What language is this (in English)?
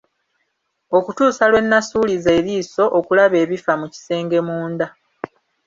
Ganda